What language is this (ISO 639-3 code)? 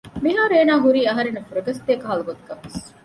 div